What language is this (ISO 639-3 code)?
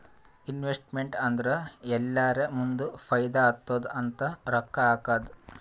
kan